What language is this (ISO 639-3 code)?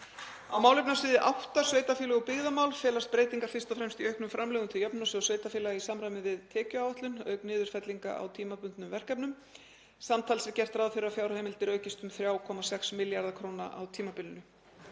isl